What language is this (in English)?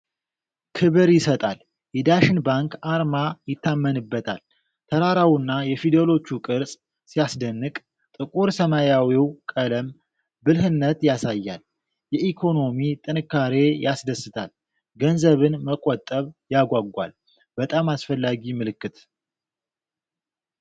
Amharic